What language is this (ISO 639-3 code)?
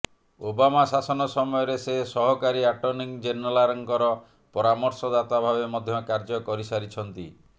ori